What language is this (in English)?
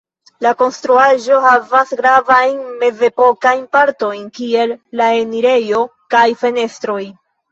Esperanto